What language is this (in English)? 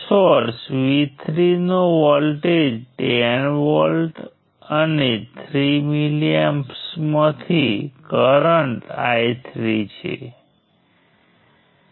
Gujarati